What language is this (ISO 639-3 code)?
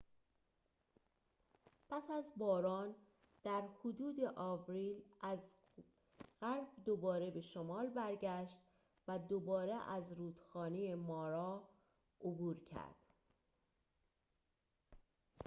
fas